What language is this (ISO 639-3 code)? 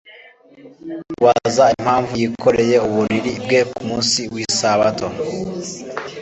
kin